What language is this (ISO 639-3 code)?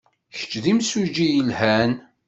kab